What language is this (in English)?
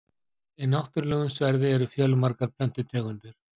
Icelandic